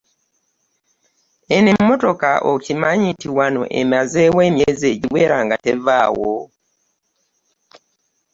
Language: Ganda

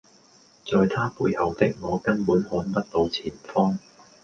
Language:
Cantonese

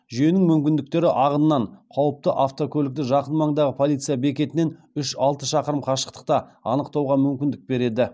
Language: Kazakh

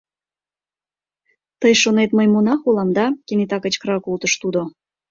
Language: Mari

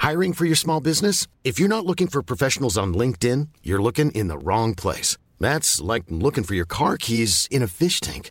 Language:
Swedish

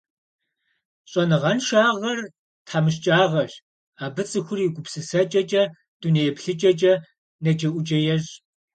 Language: Kabardian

